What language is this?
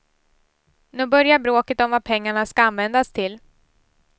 Swedish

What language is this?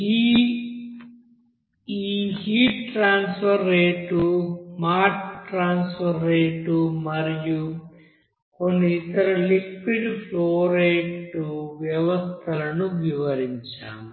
Telugu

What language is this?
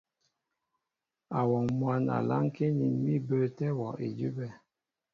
Mbo (Cameroon)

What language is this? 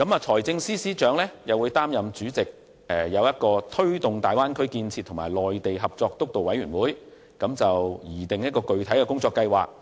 Cantonese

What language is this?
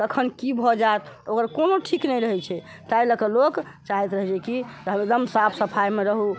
Maithili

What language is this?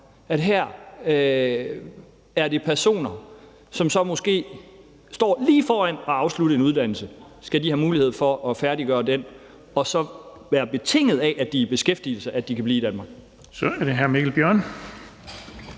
Danish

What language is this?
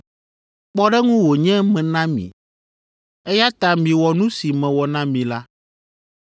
Ewe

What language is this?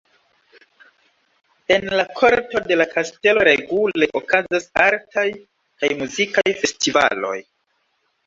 Esperanto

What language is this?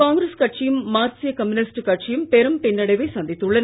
Tamil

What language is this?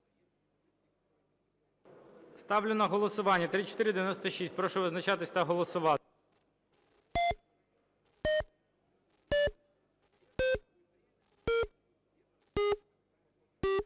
Ukrainian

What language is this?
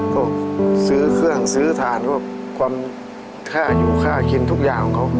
Thai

